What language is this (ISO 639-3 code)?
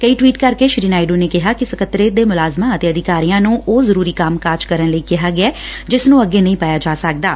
pan